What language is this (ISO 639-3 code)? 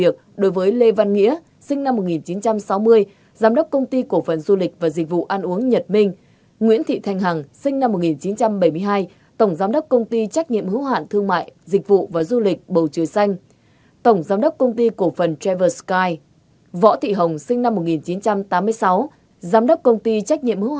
vie